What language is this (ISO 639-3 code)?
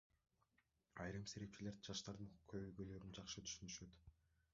kir